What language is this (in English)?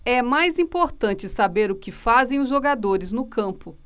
Portuguese